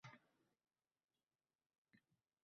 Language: Uzbek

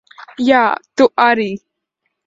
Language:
Latvian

